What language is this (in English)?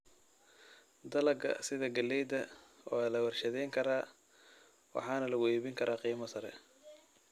Somali